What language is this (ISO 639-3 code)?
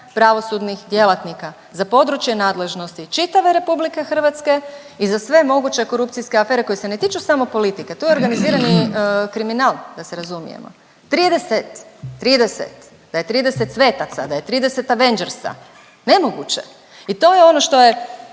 hrv